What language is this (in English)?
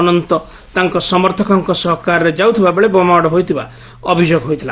Odia